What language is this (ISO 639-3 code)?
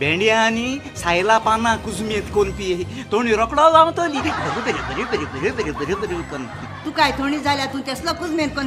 ind